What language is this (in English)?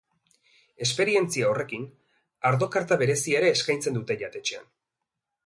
Basque